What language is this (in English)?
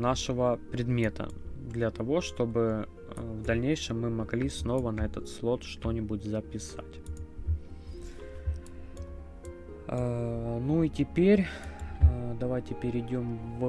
Russian